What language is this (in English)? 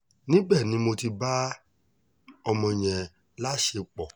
Yoruba